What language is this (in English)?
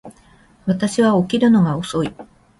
Japanese